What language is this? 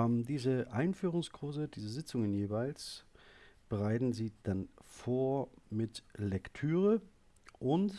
German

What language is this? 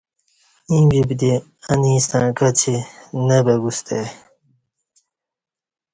Kati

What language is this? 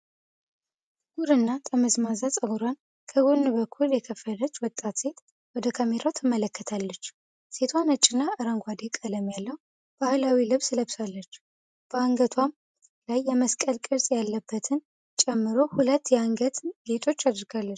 Amharic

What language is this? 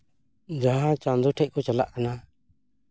Santali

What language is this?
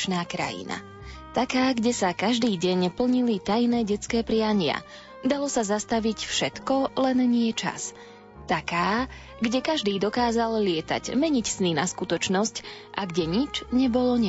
Slovak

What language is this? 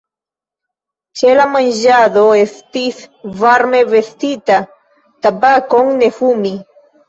Esperanto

